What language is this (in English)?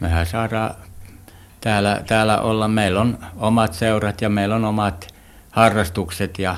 Finnish